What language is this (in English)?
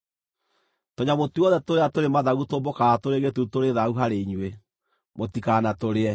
Kikuyu